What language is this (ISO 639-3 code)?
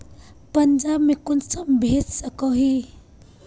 mag